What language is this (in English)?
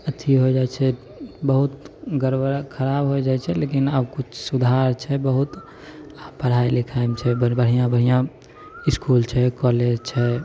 Maithili